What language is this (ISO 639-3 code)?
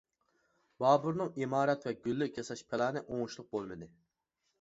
uig